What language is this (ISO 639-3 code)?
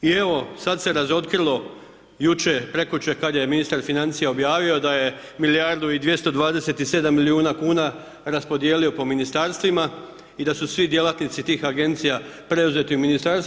hrv